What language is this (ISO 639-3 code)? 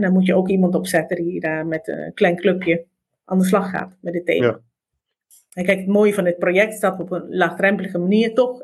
nld